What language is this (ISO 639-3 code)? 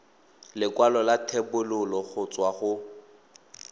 tsn